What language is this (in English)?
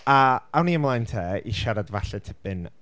Welsh